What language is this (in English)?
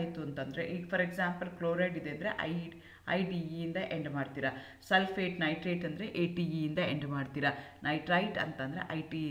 Kannada